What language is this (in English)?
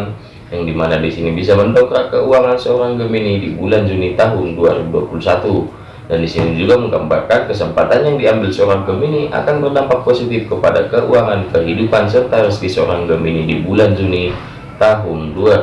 Indonesian